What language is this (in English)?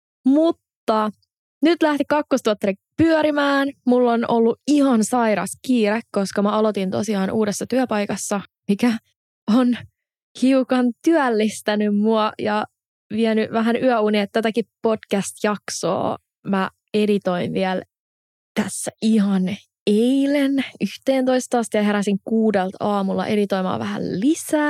Finnish